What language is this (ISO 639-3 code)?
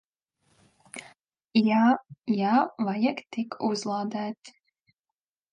lav